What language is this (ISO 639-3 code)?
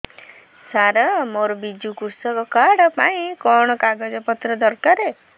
ori